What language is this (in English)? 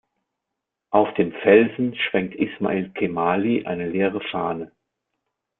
German